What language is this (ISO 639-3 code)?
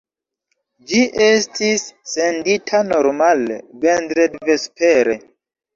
epo